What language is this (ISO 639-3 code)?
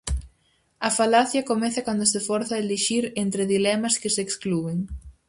glg